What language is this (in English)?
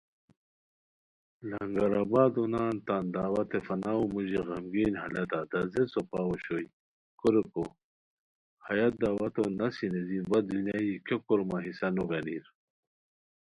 Khowar